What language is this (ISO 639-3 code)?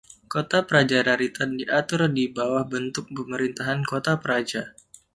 ind